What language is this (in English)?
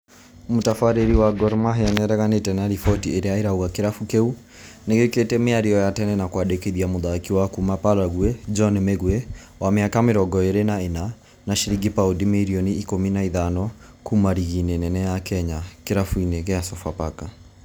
Kikuyu